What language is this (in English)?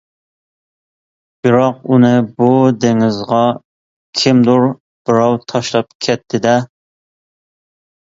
Uyghur